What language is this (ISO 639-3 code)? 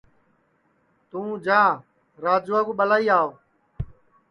ssi